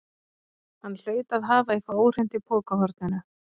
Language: Icelandic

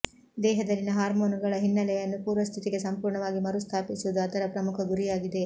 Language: Kannada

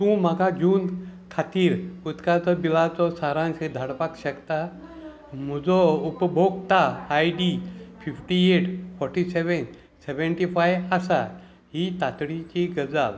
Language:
Konkani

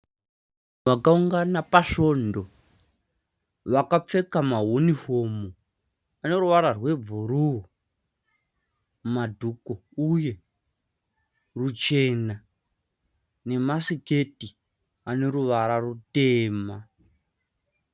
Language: Shona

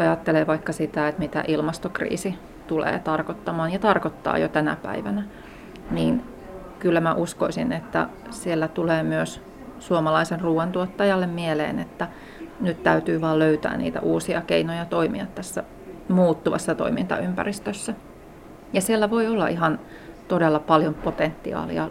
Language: Finnish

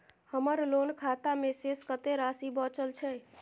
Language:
Maithili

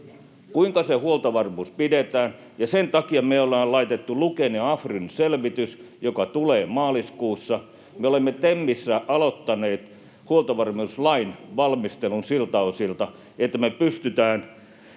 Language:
Finnish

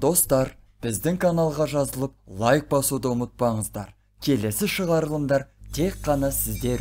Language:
Turkish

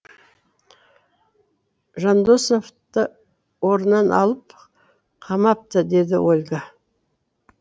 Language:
Kazakh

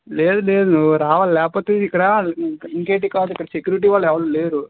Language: Telugu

